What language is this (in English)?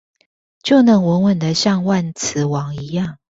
Chinese